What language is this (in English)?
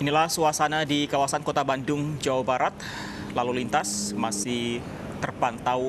Indonesian